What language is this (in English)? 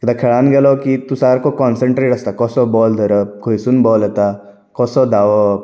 Konkani